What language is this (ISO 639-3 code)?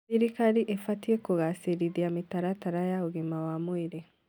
kik